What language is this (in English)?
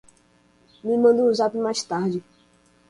Portuguese